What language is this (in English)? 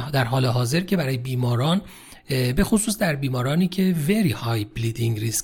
Persian